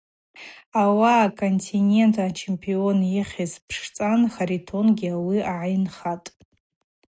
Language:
Abaza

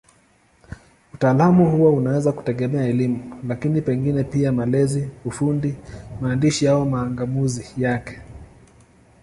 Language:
Swahili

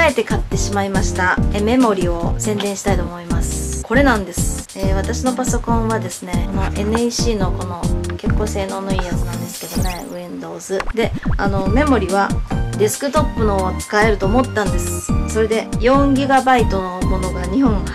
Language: Japanese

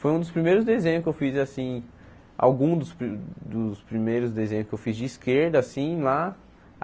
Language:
Portuguese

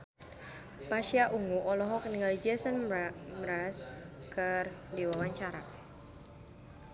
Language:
Sundanese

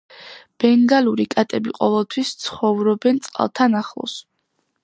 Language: Georgian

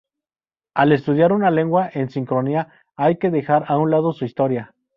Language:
Spanish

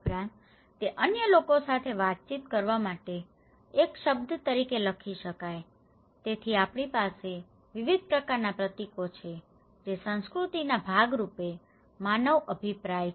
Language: Gujarati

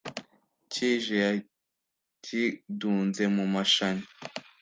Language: Kinyarwanda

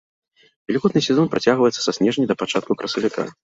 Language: Belarusian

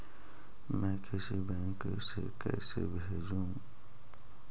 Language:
Magahi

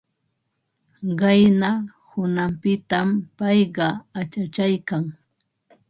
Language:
Ambo-Pasco Quechua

